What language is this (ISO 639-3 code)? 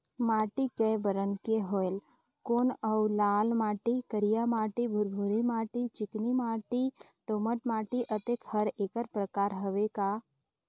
hne